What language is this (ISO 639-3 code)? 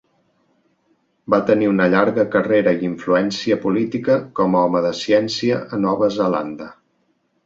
cat